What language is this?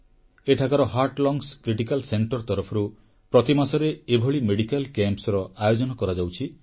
Odia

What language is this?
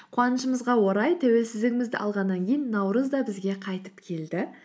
Kazakh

